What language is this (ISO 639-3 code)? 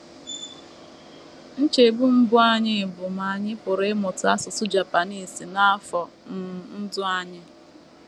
ibo